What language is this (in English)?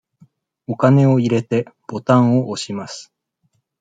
Japanese